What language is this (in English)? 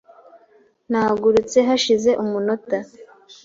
Kinyarwanda